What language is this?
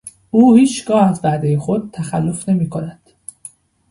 Persian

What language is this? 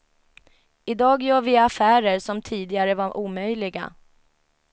Swedish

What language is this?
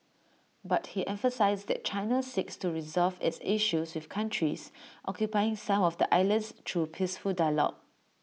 English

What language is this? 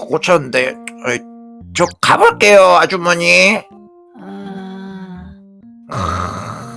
Korean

